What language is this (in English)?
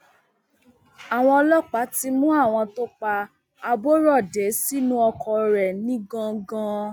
Yoruba